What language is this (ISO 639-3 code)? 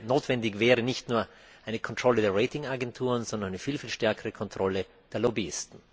deu